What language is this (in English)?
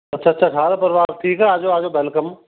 Punjabi